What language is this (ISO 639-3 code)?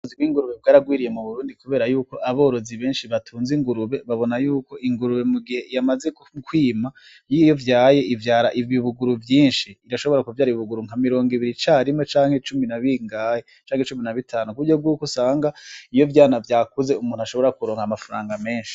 run